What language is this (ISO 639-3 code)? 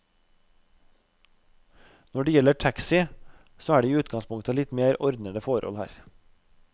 nor